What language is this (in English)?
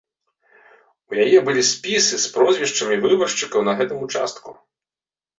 Belarusian